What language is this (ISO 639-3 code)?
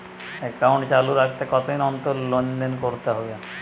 ben